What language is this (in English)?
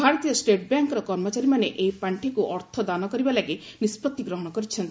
Odia